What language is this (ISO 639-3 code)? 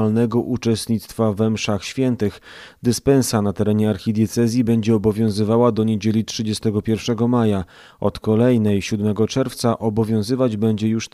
pol